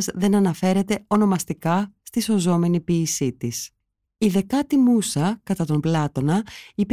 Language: Greek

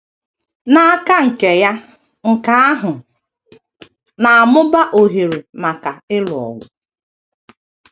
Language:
Igbo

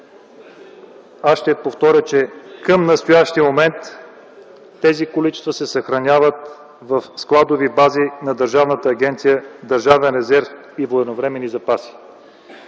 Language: Bulgarian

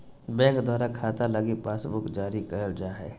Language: Magahi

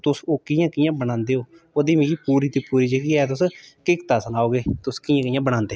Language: Dogri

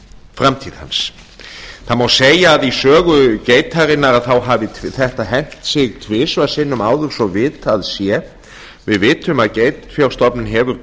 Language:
Icelandic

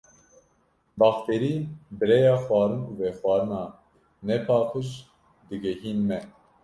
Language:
Kurdish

